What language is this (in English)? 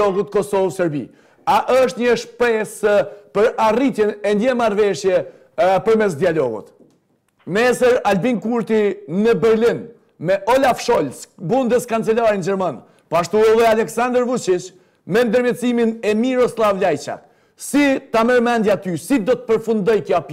Romanian